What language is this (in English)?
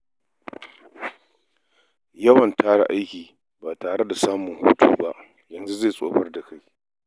Hausa